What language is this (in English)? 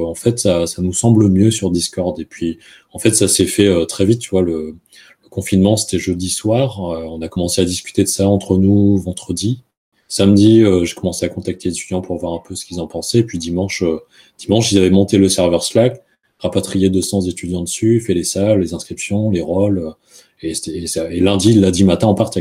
French